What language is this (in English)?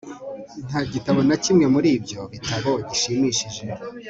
Kinyarwanda